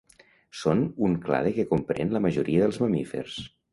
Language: Catalan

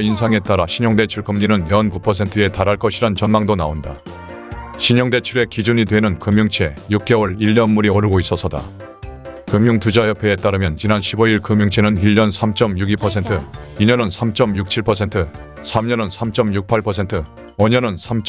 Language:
Korean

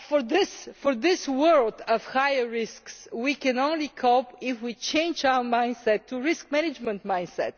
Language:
English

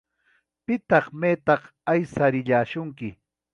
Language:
Ayacucho Quechua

